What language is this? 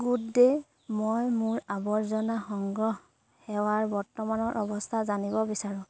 Assamese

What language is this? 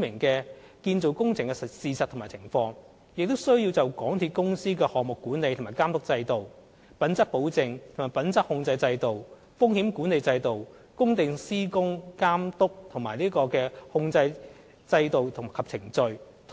Cantonese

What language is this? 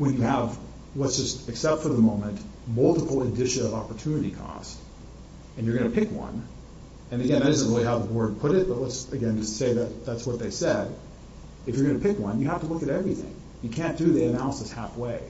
English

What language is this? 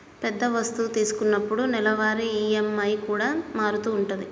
Telugu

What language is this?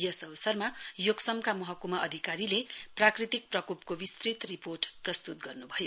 Nepali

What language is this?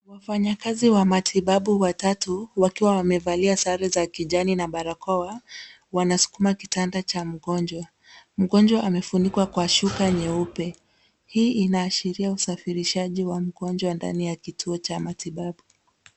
Swahili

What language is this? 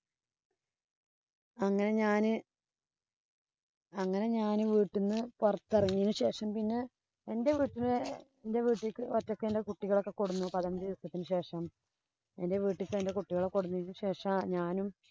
Malayalam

